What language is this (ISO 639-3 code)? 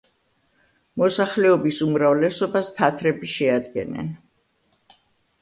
kat